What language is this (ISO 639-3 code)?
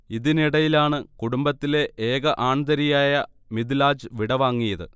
mal